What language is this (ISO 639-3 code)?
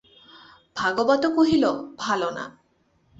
ben